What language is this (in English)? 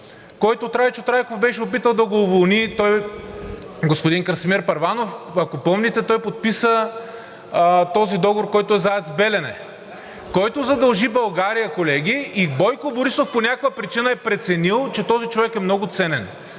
Bulgarian